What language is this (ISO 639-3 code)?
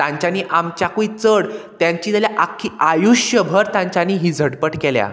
kok